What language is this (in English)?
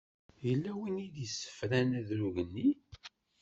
Kabyle